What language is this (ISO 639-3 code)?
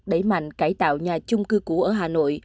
vie